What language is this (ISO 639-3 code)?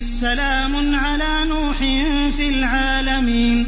ara